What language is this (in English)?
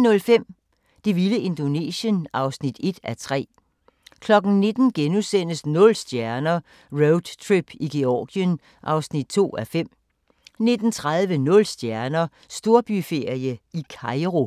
Danish